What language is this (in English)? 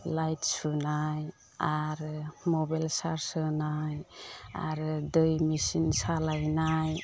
Bodo